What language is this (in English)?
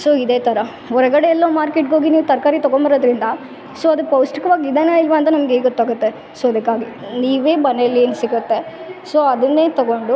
Kannada